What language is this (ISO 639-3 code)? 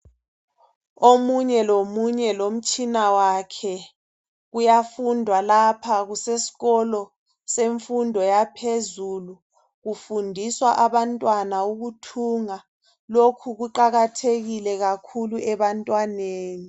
nde